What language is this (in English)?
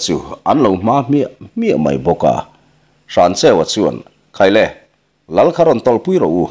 Thai